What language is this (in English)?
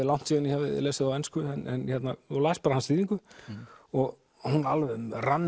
Icelandic